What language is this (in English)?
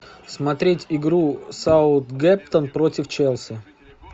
Russian